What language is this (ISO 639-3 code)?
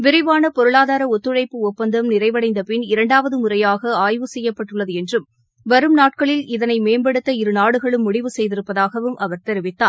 tam